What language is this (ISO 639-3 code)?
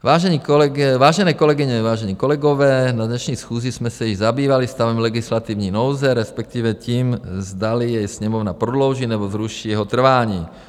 ces